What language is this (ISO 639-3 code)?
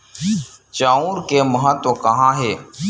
hne